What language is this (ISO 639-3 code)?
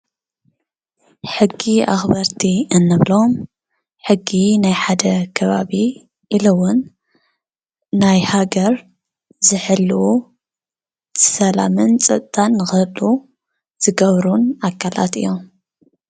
tir